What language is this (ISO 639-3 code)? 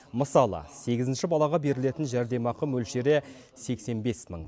kaz